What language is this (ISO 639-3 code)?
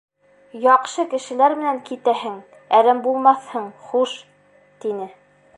bak